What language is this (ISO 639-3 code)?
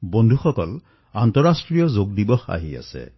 asm